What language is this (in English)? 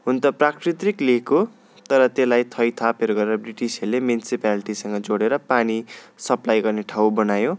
Nepali